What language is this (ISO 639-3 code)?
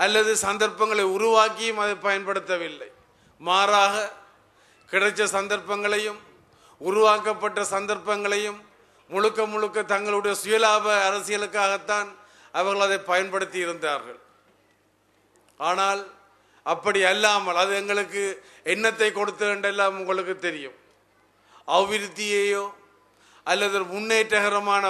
ita